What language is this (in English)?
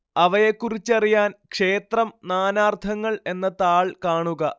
Malayalam